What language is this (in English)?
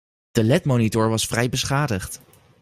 Dutch